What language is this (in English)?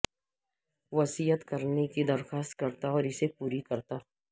Urdu